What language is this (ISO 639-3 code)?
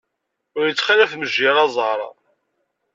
kab